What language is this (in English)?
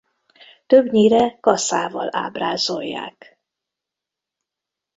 Hungarian